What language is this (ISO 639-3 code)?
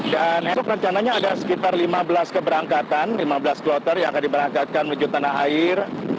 ind